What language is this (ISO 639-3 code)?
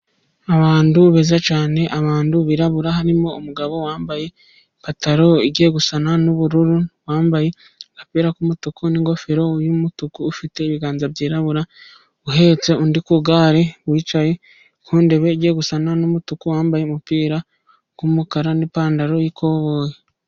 kin